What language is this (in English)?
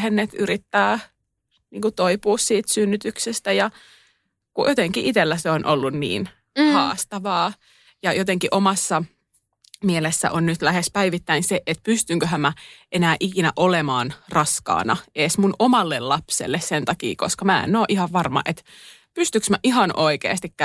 Finnish